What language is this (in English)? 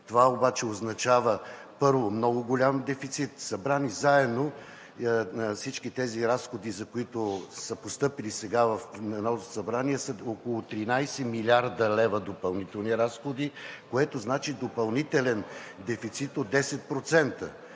Bulgarian